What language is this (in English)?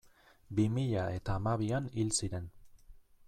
Basque